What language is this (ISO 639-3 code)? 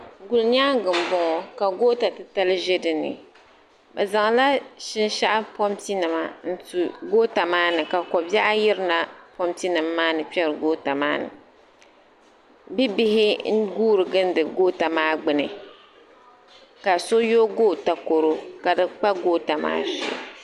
dag